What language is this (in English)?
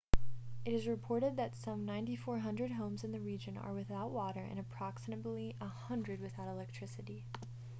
English